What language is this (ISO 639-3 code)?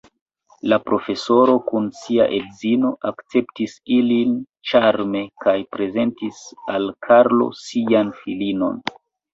epo